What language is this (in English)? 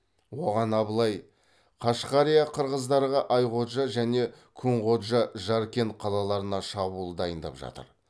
Kazakh